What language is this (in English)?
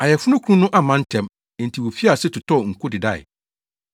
Akan